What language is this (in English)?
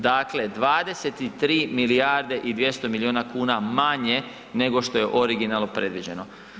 Croatian